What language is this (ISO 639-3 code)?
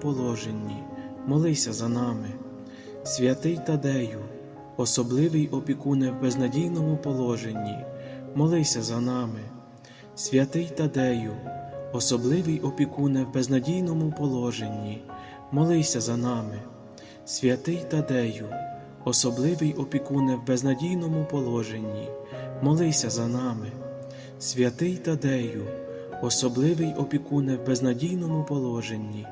ukr